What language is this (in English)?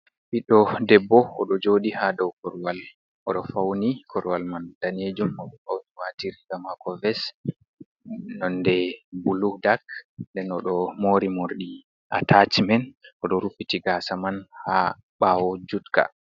Fula